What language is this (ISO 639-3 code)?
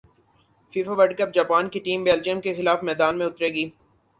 urd